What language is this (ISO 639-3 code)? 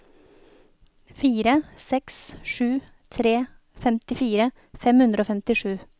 nor